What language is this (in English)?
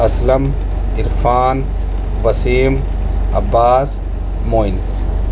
Urdu